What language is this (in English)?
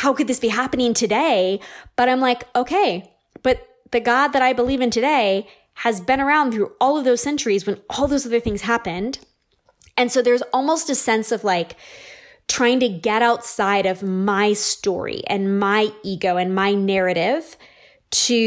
English